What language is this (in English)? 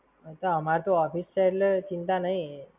Gujarati